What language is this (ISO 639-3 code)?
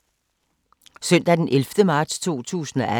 dan